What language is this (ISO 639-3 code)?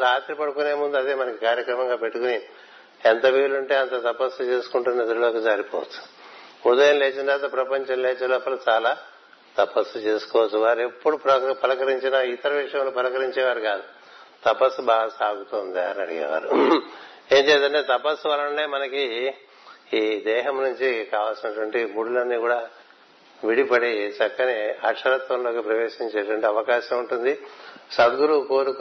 tel